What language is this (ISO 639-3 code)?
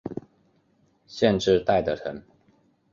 zho